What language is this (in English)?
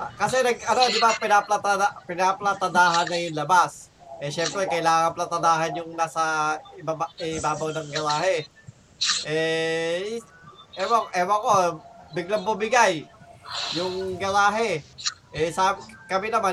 Filipino